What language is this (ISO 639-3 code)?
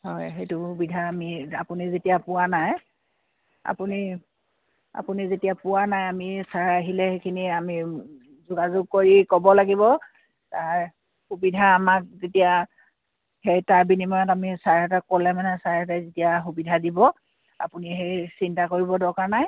asm